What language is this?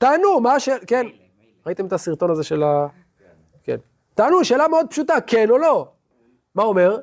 Hebrew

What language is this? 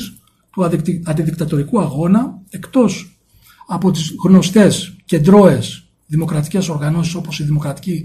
Greek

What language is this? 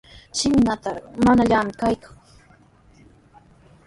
Sihuas Ancash Quechua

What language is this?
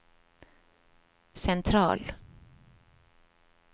Norwegian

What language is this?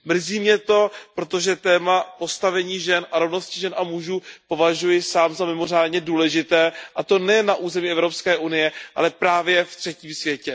Czech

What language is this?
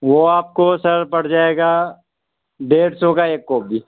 Urdu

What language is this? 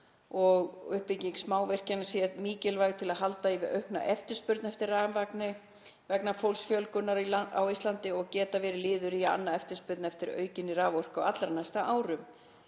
Icelandic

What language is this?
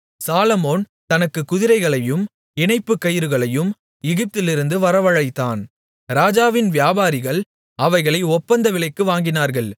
Tamil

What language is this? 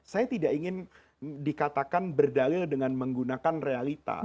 Indonesian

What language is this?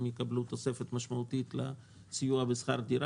Hebrew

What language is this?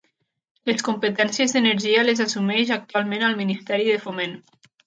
Catalan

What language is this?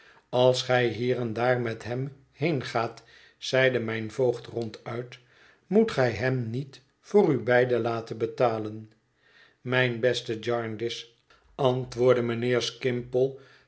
Dutch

